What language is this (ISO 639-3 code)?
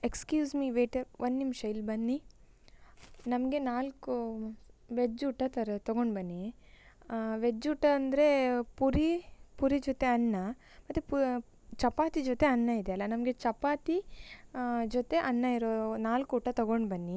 kan